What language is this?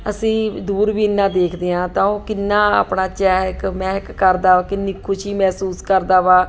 Punjabi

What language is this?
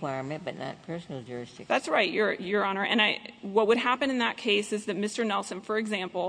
English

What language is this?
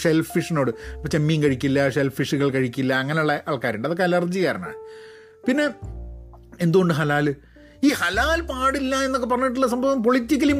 Malayalam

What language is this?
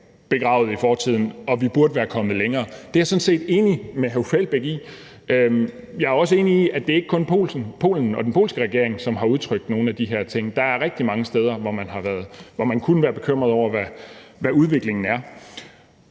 Danish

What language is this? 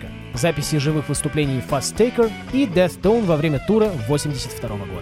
Russian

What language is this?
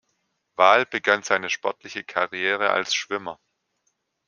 German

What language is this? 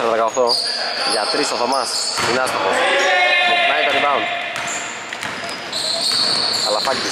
Greek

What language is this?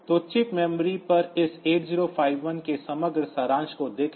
Hindi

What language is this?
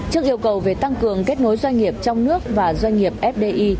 Vietnamese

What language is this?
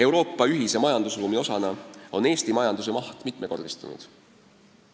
Estonian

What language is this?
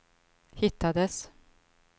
Swedish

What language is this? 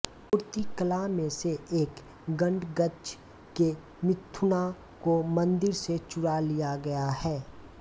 Hindi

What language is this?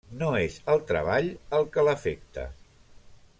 Catalan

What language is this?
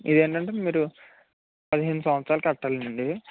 Telugu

